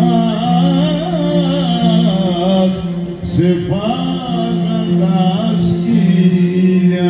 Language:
Greek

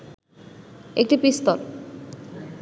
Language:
Bangla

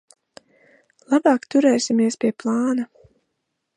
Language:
Latvian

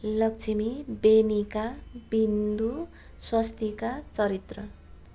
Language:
Nepali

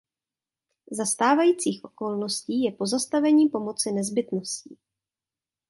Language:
Czech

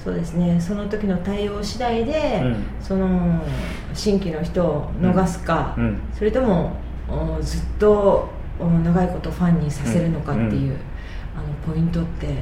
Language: Japanese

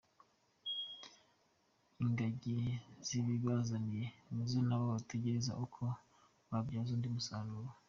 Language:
Kinyarwanda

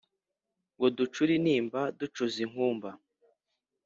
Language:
Kinyarwanda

